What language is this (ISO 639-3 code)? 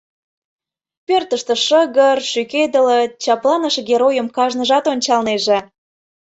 chm